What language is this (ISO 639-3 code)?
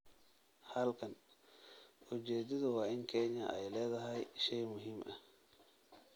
som